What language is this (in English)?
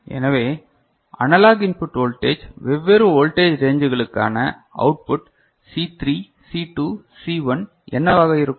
Tamil